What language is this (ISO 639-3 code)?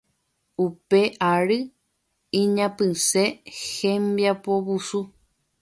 grn